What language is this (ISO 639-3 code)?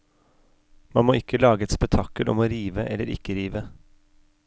nor